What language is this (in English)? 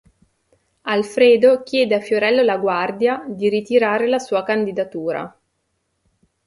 Italian